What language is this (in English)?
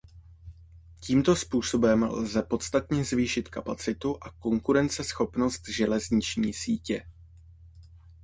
Czech